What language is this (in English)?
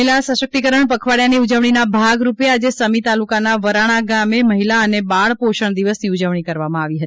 Gujarati